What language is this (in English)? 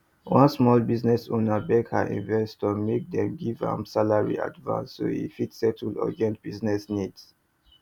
Nigerian Pidgin